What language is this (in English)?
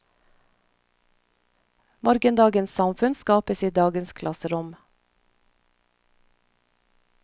Norwegian